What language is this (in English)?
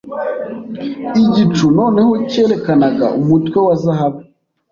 Kinyarwanda